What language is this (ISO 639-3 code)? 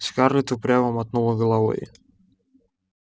rus